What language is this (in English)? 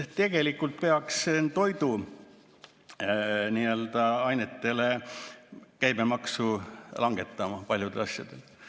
Estonian